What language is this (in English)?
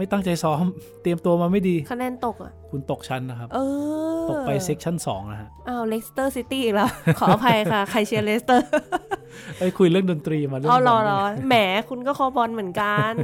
Thai